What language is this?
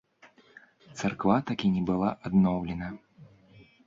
Belarusian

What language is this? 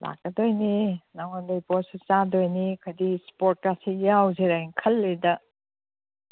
Manipuri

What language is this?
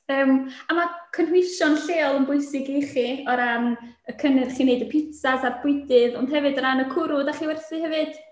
Welsh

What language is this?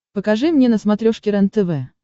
Russian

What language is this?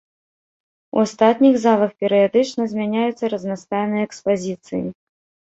Belarusian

